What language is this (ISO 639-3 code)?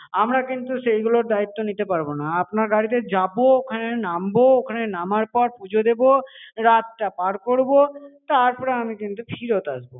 ben